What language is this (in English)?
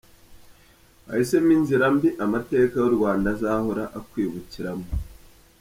Kinyarwanda